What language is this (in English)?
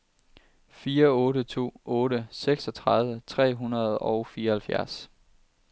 Danish